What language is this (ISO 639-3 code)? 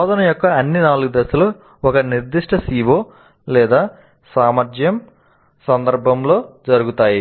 tel